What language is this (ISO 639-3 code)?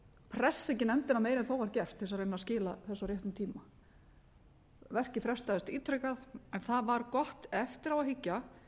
isl